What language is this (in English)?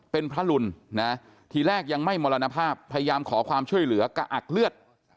Thai